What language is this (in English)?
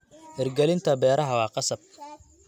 Somali